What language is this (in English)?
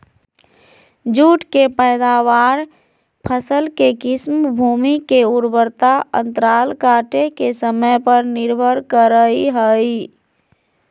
Magahi